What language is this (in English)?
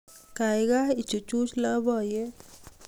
Kalenjin